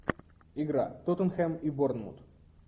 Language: Russian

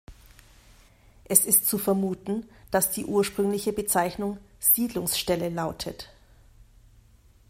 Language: German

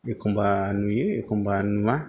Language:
Bodo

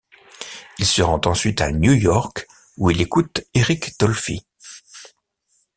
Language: French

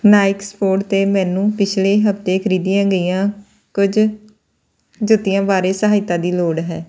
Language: Punjabi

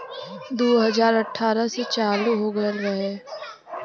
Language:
Bhojpuri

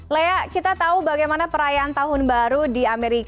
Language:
Indonesian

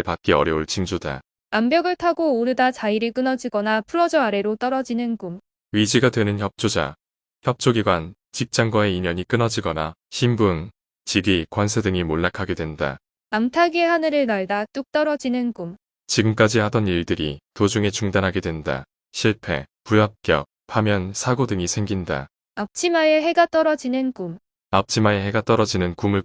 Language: Korean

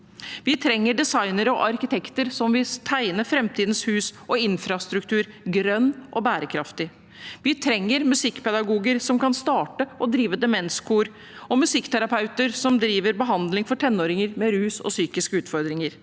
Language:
Norwegian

